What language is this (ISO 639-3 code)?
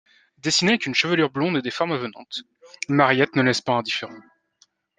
fra